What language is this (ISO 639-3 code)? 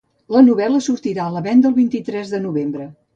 cat